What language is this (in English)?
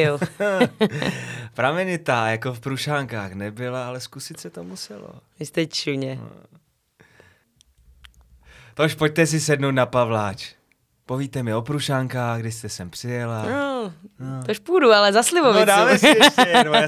Czech